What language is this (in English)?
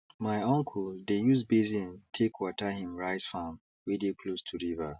Nigerian Pidgin